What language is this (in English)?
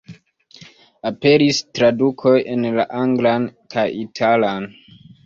Esperanto